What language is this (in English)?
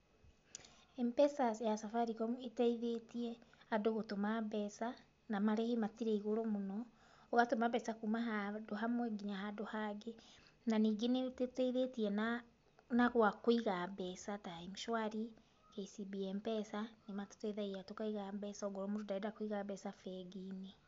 Kikuyu